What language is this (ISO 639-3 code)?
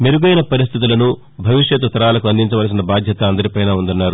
tel